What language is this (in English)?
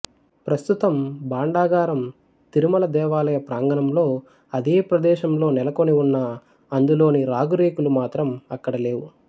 Telugu